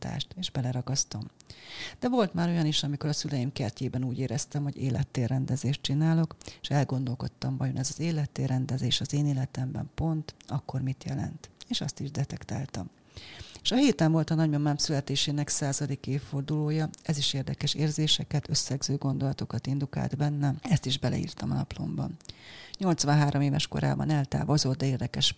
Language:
Hungarian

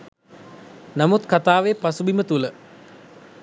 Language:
Sinhala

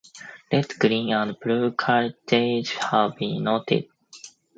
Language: English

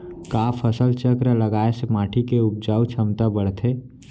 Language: Chhattisgarhi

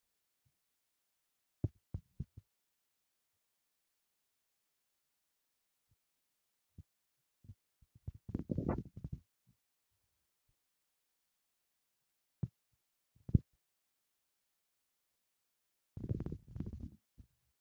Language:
Wolaytta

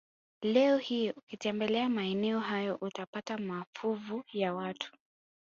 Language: Swahili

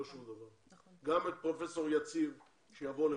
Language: Hebrew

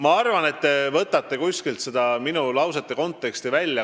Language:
Estonian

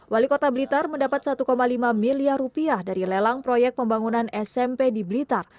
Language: Indonesian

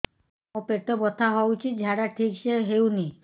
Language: Odia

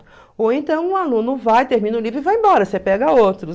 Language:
Portuguese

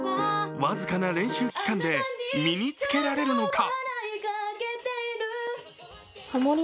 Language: Japanese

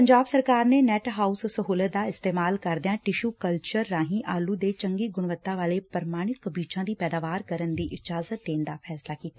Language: Punjabi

